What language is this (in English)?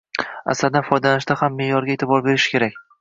Uzbek